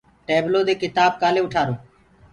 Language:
Gurgula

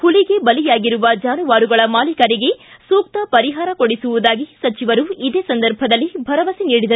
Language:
Kannada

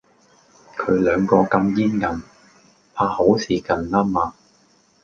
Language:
Cantonese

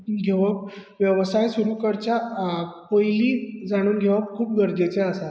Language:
Konkani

